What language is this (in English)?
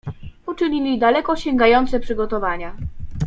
Polish